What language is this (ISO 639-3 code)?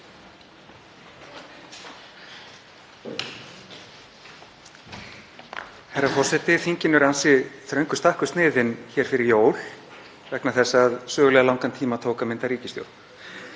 isl